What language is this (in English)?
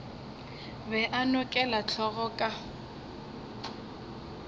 Northern Sotho